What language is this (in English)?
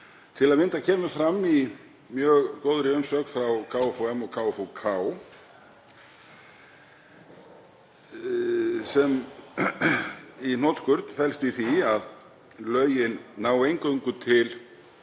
Icelandic